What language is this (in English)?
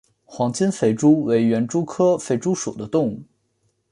Chinese